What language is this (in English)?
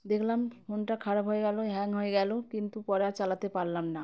Bangla